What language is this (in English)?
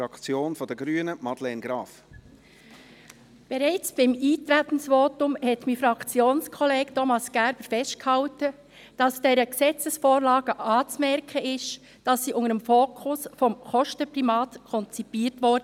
Swiss German